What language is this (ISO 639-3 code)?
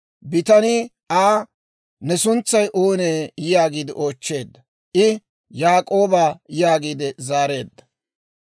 dwr